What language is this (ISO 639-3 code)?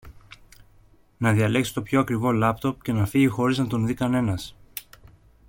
ell